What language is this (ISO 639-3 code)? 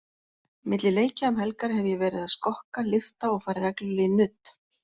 isl